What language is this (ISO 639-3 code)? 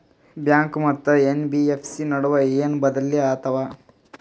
kan